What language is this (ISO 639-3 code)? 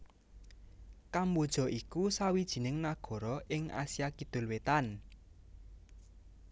jav